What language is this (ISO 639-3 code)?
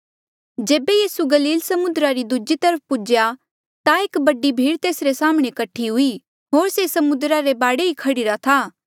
mjl